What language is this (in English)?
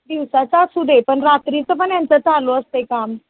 Marathi